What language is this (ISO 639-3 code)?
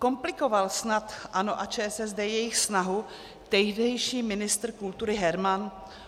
ces